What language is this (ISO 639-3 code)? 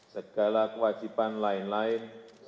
ind